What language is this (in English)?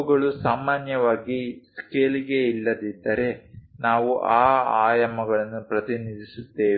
Kannada